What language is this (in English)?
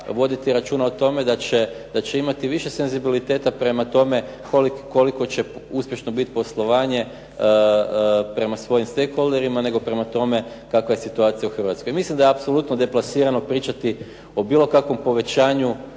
Croatian